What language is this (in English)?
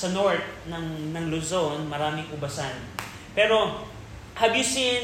Filipino